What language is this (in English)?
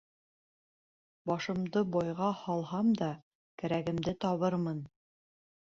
Bashkir